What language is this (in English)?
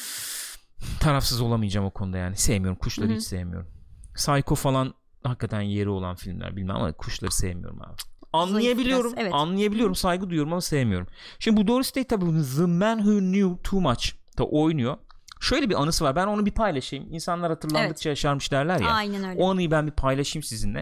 Turkish